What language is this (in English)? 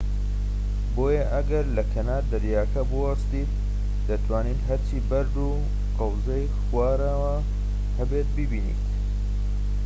Central Kurdish